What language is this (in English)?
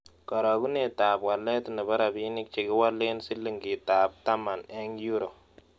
Kalenjin